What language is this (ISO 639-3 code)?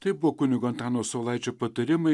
lit